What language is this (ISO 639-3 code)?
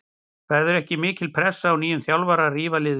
isl